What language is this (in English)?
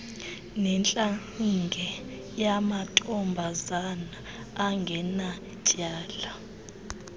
Xhosa